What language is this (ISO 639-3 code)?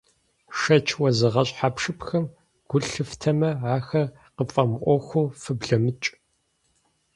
kbd